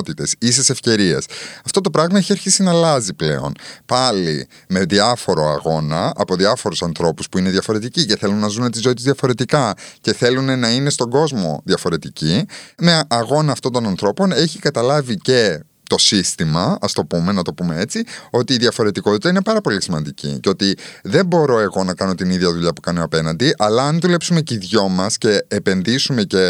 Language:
Greek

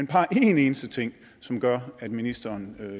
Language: Danish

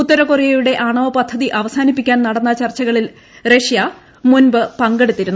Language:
Malayalam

